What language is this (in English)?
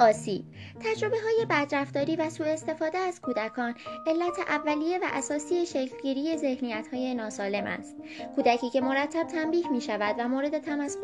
Persian